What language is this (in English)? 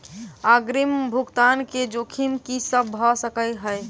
Maithili